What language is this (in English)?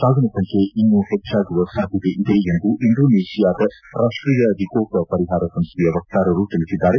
Kannada